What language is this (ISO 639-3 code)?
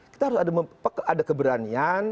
ind